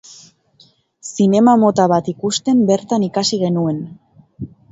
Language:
Basque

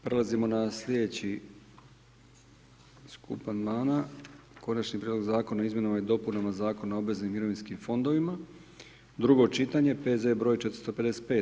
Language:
Croatian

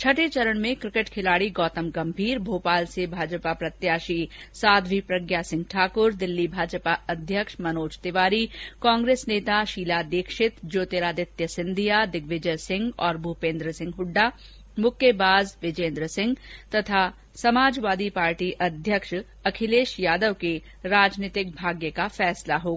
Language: Hindi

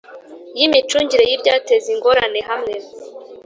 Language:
Kinyarwanda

